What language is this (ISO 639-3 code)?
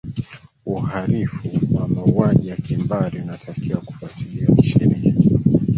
swa